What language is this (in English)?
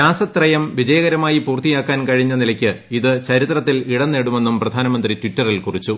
Malayalam